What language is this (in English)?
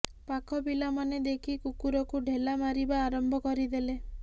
Odia